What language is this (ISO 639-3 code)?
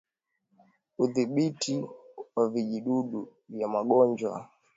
swa